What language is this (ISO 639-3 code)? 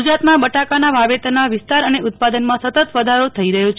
guj